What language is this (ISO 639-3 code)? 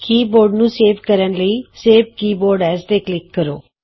pan